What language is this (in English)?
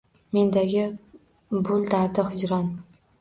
Uzbek